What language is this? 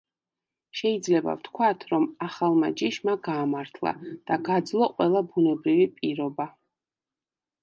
Georgian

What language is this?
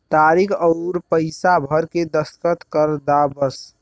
Bhojpuri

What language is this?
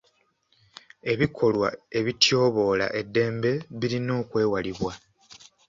Ganda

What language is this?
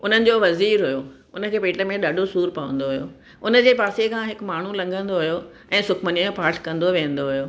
Sindhi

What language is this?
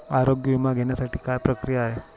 Marathi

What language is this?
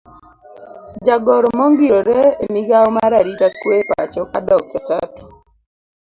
Luo (Kenya and Tanzania)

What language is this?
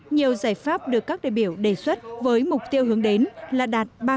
Vietnamese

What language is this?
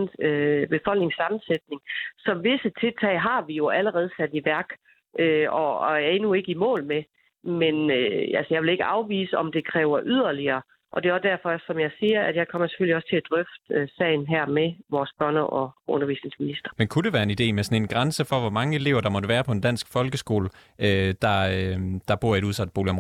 Danish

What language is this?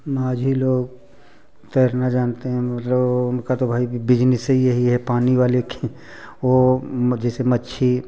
Hindi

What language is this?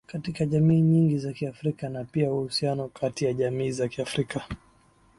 Swahili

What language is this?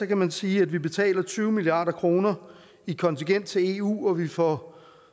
Danish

